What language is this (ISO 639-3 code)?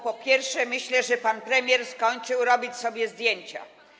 pol